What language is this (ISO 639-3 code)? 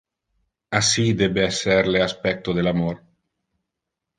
ina